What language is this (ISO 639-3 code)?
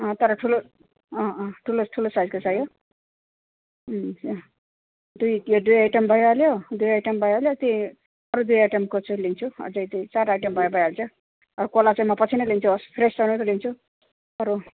nep